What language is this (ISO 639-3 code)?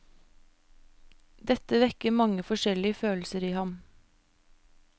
nor